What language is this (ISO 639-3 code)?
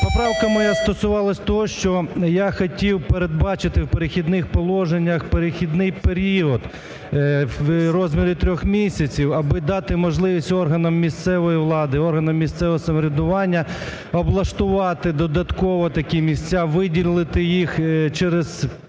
ukr